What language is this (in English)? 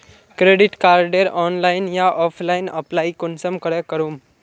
Magahi